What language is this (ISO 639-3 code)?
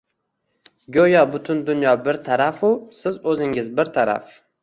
uzb